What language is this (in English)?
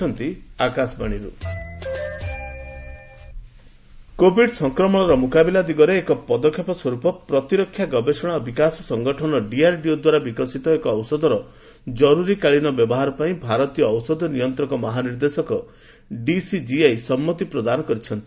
Odia